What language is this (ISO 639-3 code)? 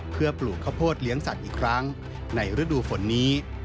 tha